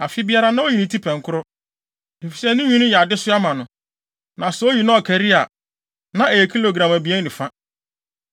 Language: Akan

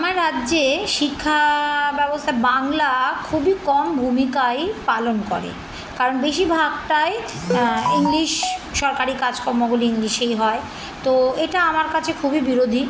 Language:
Bangla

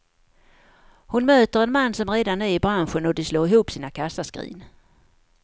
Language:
Swedish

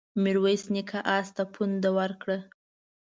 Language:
Pashto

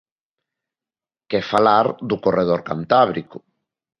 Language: Galician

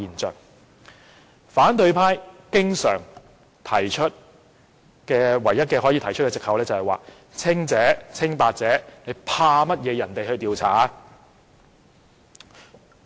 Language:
Cantonese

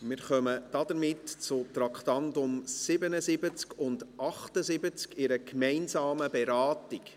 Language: Swiss German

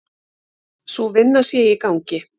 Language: Icelandic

